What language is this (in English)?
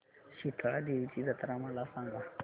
Marathi